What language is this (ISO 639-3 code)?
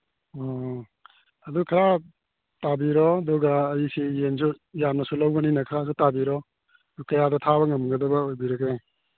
mni